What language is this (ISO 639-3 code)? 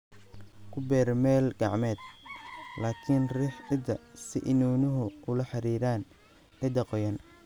som